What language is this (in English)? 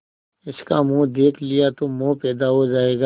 Hindi